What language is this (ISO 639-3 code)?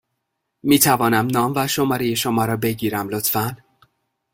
fas